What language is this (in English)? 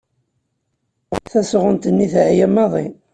Kabyle